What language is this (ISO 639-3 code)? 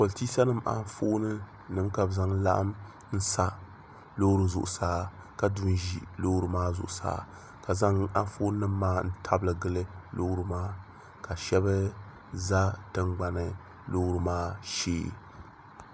dag